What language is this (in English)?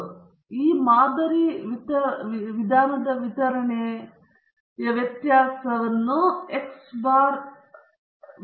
Kannada